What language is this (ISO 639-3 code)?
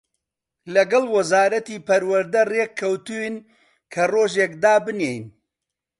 ckb